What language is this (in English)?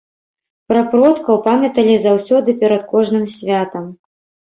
Belarusian